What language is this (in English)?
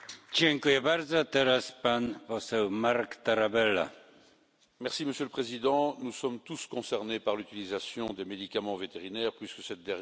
French